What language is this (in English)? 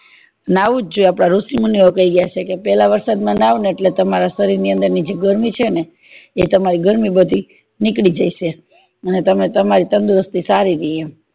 Gujarati